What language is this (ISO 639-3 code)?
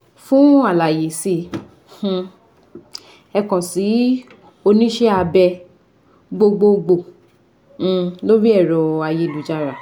yor